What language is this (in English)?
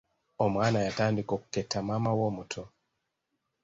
Ganda